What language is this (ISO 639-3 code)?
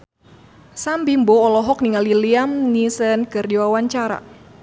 sun